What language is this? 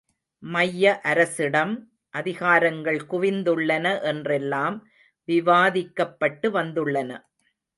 Tamil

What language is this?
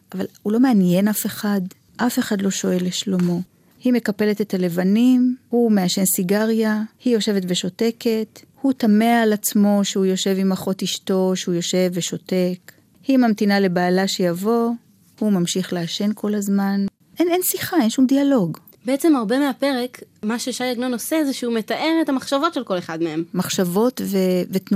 Hebrew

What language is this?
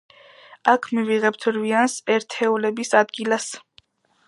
Georgian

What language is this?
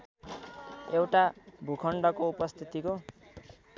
Nepali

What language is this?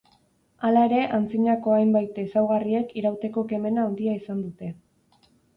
Basque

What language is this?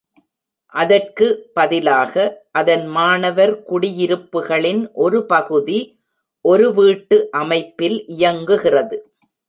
Tamil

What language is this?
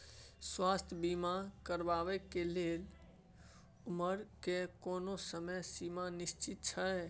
Maithili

